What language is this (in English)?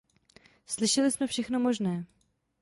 Czech